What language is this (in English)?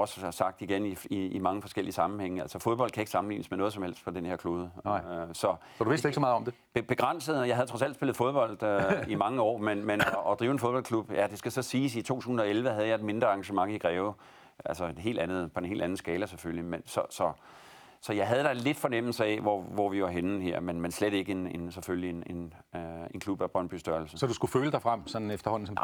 Danish